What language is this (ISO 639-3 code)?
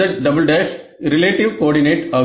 tam